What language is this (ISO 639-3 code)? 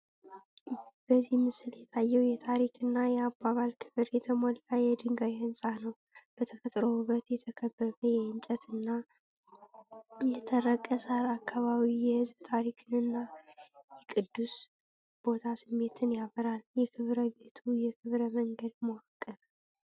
amh